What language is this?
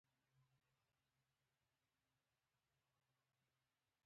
Pashto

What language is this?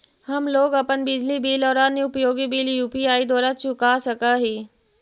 Magahi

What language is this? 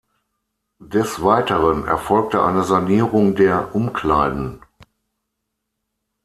German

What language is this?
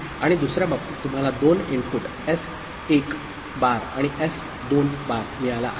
Marathi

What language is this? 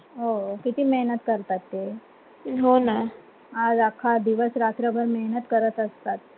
Marathi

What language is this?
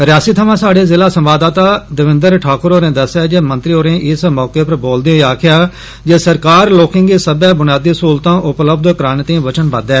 Dogri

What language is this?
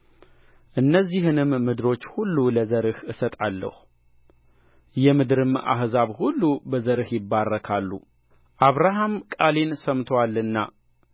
Amharic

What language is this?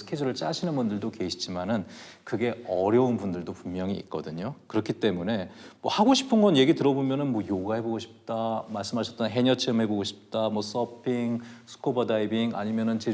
Korean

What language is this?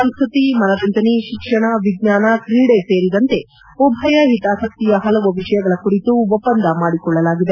Kannada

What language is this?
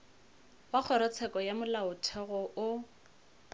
Northern Sotho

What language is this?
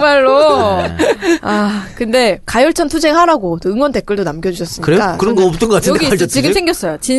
Korean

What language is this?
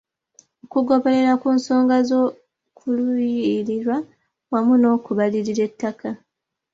Ganda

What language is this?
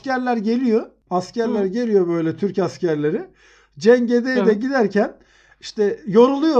Turkish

